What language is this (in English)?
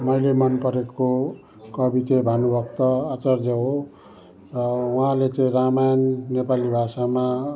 Nepali